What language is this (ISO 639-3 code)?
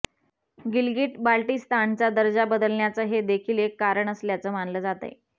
mar